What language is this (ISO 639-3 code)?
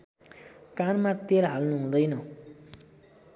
nep